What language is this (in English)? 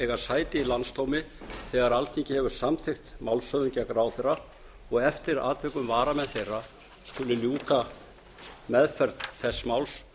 Icelandic